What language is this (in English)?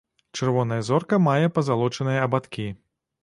Belarusian